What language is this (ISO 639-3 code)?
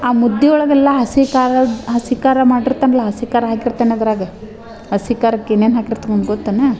kan